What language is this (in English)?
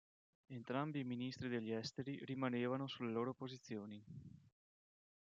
Italian